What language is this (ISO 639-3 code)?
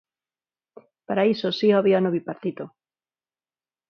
glg